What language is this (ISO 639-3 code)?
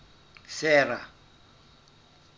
sot